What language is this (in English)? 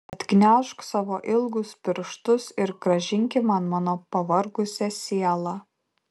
Lithuanian